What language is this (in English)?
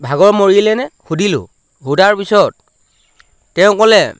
Assamese